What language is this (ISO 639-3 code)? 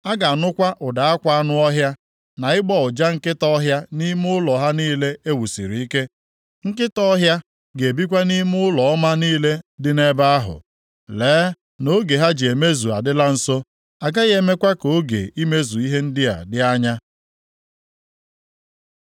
ibo